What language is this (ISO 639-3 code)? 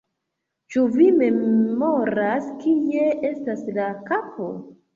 epo